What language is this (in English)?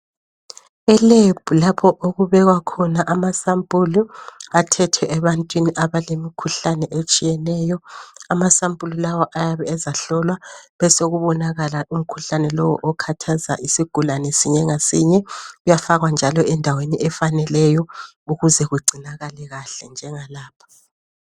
North Ndebele